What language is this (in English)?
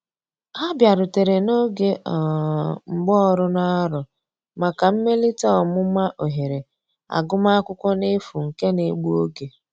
Igbo